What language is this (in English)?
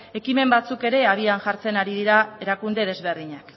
Basque